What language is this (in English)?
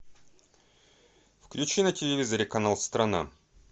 Russian